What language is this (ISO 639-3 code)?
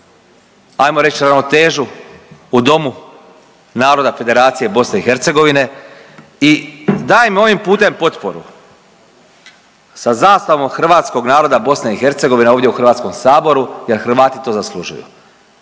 hrv